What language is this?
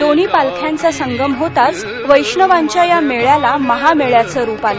Marathi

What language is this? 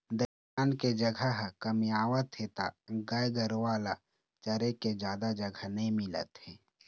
Chhattisgarhi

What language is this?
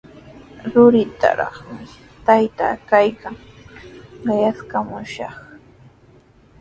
Sihuas Ancash Quechua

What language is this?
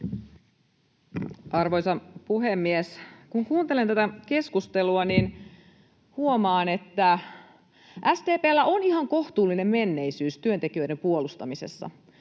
Finnish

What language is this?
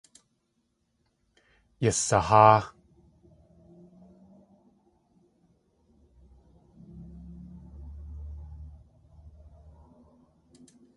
Tlingit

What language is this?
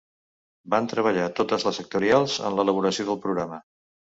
Catalan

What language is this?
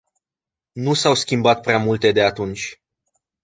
Romanian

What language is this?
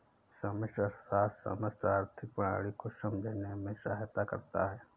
Hindi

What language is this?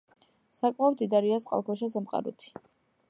Georgian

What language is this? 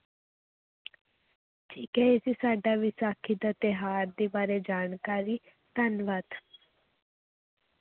Punjabi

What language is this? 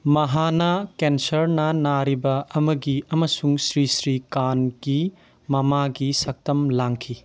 Manipuri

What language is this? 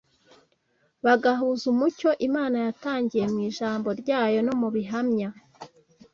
Kinyarwanda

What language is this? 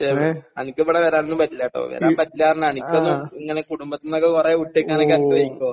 Malayalam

